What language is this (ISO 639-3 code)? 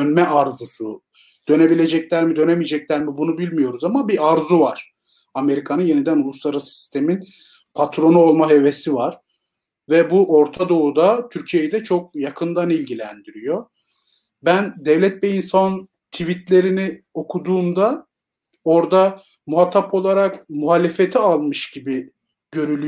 tur